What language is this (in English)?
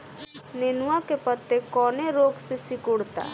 Bhojpuri